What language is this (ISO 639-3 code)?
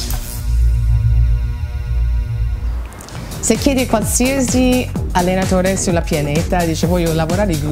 ita